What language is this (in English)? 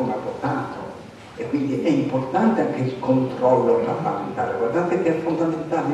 Italian